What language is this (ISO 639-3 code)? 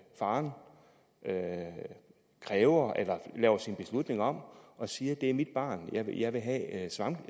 dan